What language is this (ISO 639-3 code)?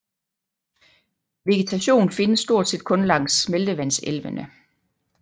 dan